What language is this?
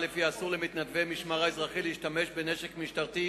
Hebrew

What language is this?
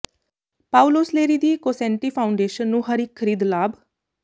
Punjabi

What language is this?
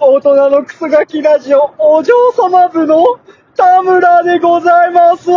Japanese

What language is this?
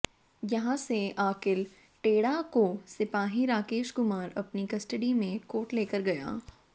Hindi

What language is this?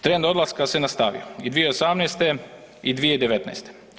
Croatian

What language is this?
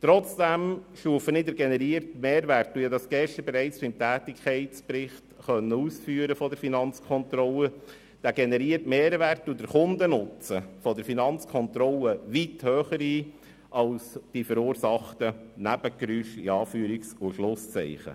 Swiss German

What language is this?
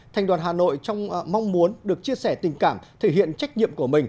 Vietnamese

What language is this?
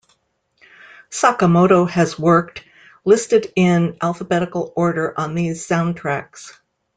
English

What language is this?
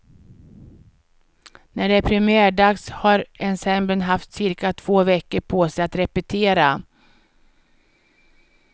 Swedish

